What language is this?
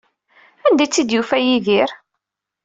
Kabyle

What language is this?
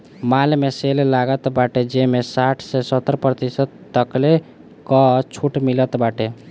Bhojpuri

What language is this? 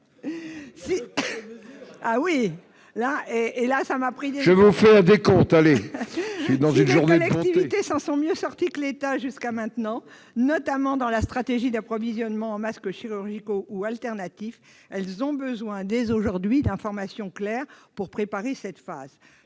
French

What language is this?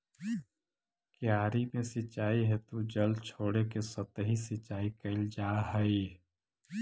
Magahi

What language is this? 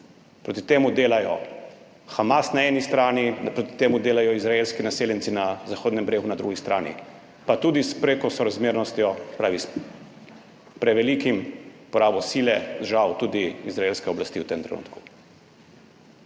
Slovenian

